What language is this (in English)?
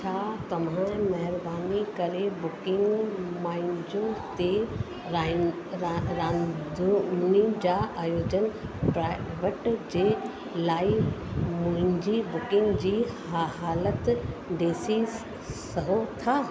Sindhi